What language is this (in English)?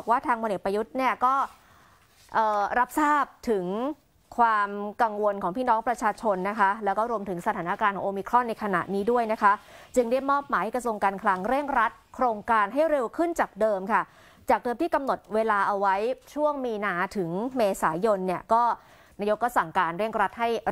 Thai